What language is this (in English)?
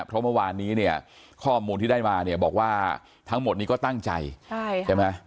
Thai